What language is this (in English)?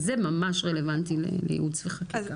Hebrew